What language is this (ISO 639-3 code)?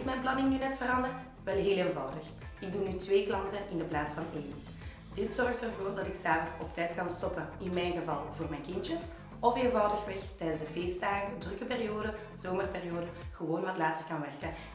nld